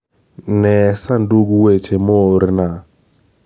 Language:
Luo (Kenya and Tanzania)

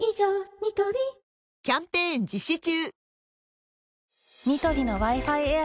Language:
Japanese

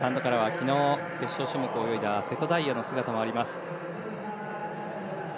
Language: Japanese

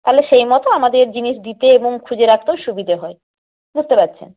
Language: Bangla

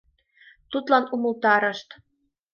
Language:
Mari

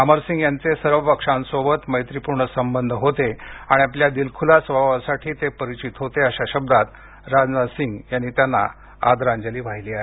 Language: Marathi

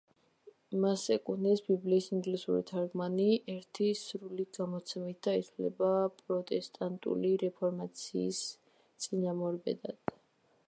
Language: Georgian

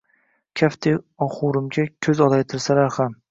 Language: Uzbek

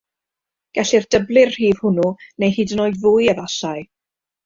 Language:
Welsh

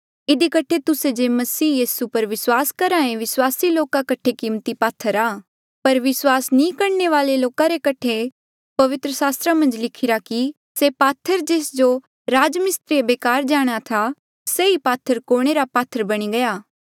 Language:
Mandeali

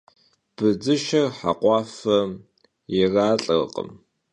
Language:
Kabardian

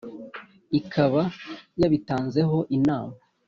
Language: Kinyarwanda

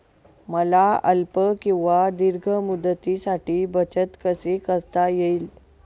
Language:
Marathi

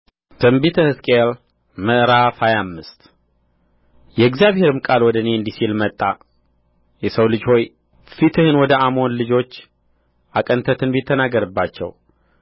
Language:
Amharic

